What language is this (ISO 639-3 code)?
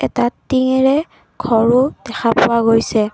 asm